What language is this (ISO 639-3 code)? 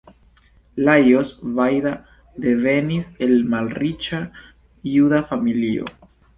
epo